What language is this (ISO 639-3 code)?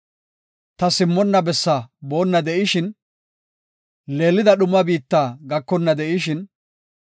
gof